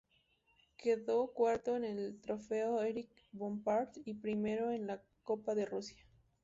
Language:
Spanish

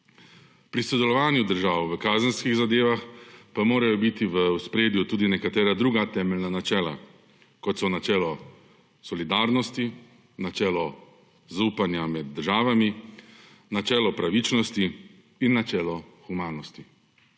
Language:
Slovenian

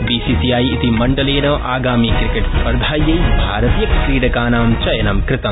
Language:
Sanskrit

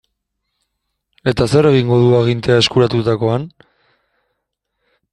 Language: Basque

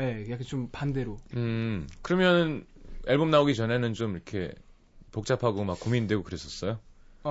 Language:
Korean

